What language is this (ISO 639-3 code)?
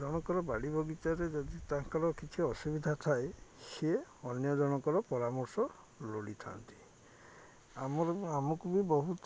ori